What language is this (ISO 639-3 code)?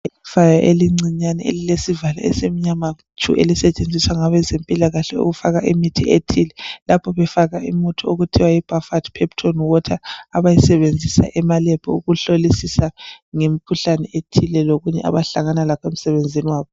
nde